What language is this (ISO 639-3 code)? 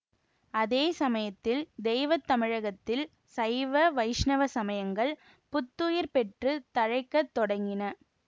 tam